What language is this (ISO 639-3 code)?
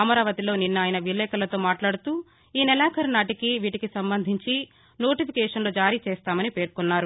tel